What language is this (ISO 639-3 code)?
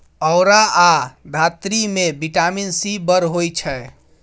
mai